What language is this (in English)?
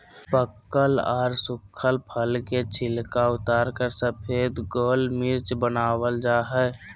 Magahi